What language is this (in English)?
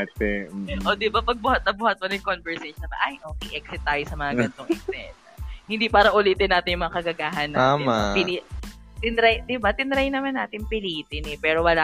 Filipino